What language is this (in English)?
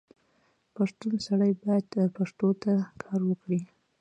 Pashto